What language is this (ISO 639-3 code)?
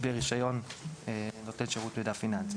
heb